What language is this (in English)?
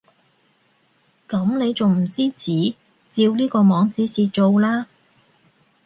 Cantonese